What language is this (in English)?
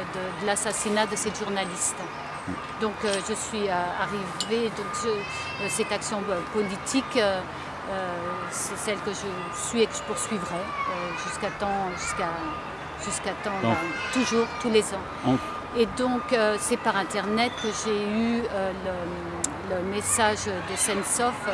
French